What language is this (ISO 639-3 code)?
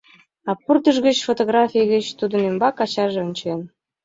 chm